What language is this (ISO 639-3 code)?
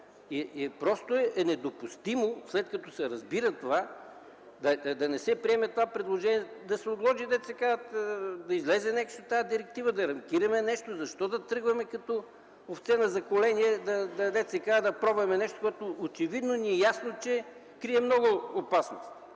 bul